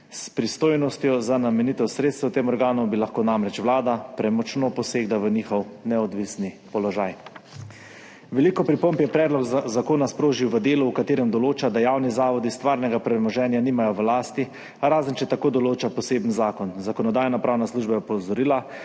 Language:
Slovenian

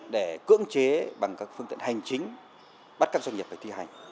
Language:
Vietnamese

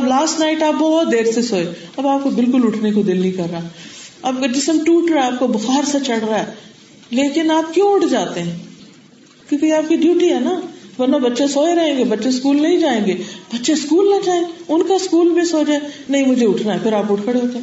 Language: Urdu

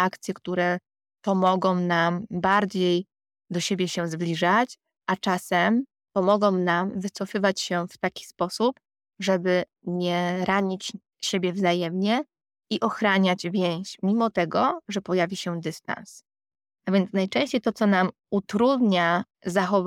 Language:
Polish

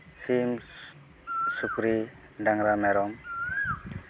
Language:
Santali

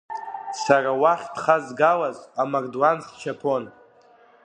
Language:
Abkhazian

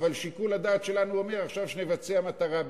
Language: Hebrew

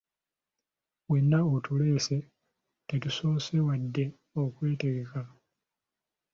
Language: Ganda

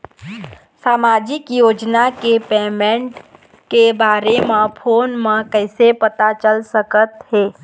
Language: Chhattisgarhi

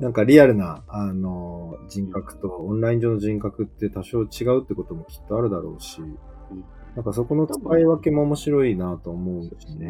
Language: Japanese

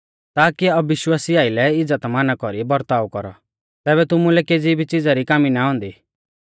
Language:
Mahasu Pahari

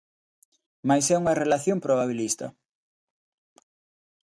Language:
Galician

